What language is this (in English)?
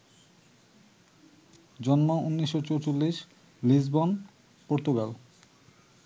Bangla